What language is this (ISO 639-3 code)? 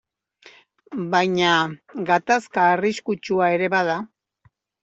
eus